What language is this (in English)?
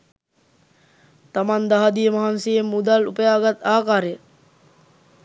Sinhala